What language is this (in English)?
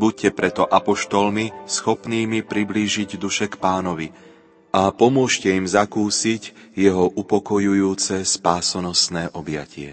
Slovak